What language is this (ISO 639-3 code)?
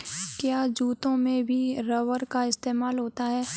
hin